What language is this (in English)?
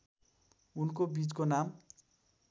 Nepali